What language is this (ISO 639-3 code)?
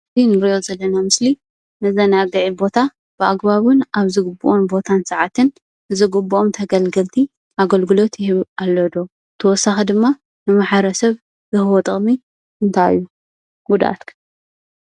tir